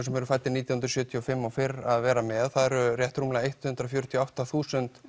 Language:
Icelandic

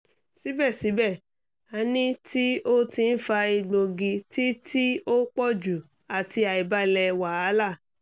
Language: Yoruba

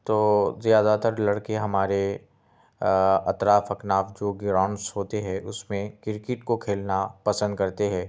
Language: Urdu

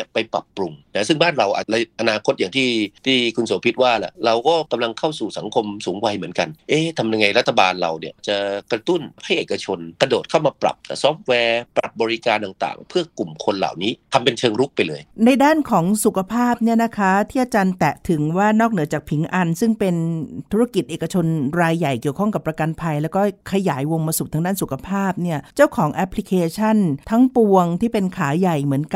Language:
Thai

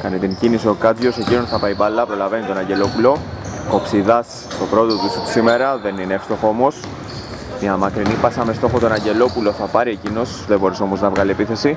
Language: Greek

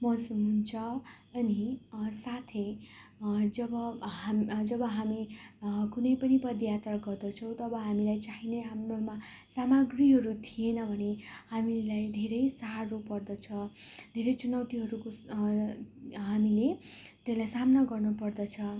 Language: Nepali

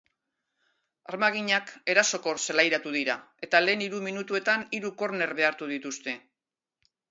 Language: Basque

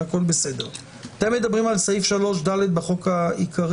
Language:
Hebrew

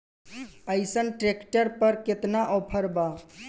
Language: Bhojpuri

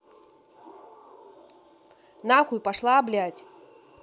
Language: Russian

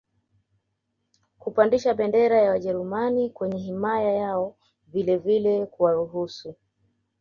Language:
Swahili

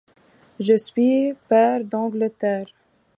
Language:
French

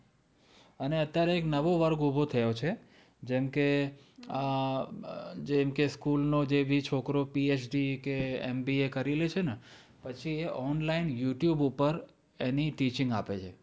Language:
Gujarati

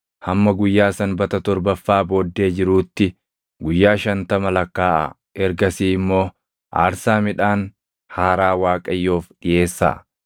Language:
Oromo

